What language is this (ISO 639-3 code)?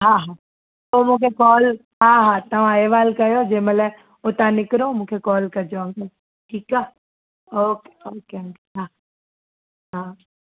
snd